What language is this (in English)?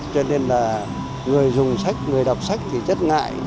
Vietnamese